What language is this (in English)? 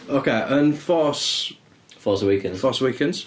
Welsh